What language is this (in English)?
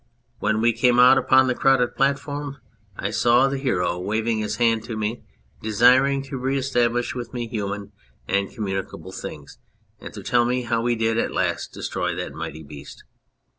English